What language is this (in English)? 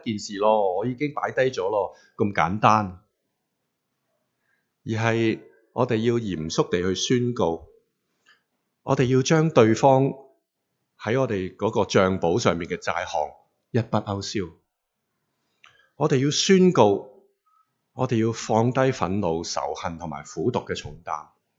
Chinese